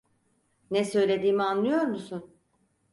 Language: Turkish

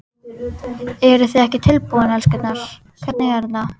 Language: Icelandic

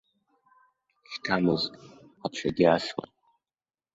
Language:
Abkhazian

